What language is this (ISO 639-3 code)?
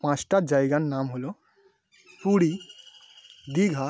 ben